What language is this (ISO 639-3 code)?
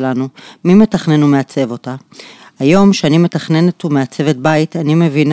heb